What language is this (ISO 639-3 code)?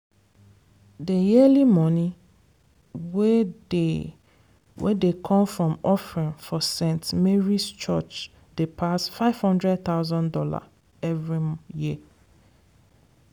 pcm